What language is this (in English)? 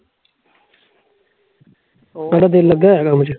Punjabi